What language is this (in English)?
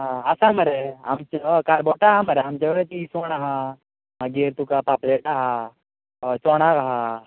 Konkani